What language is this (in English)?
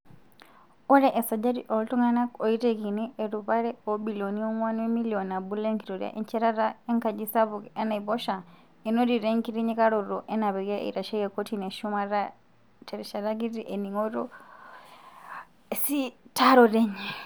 Masai